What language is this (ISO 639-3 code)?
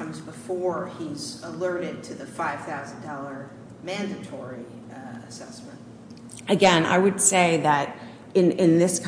eng